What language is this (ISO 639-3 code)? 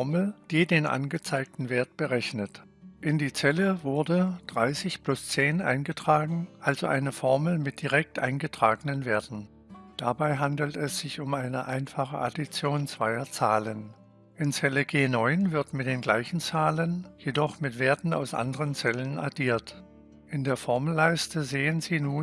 deu